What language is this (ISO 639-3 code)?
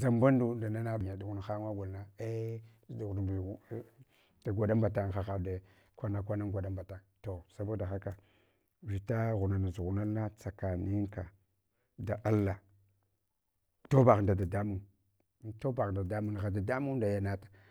hwo